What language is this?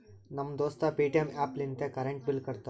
Kannada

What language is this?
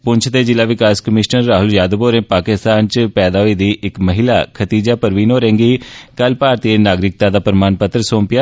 Dogri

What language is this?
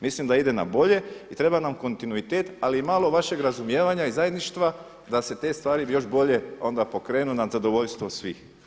Croatian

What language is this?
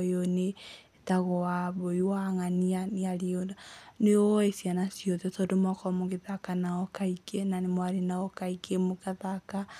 Kikuyu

